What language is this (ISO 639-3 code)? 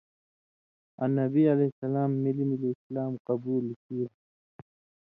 mvy